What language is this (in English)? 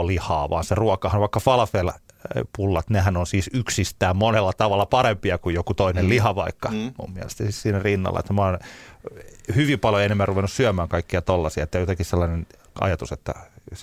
Finnish